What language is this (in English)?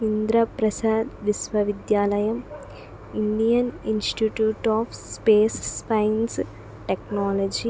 Telugu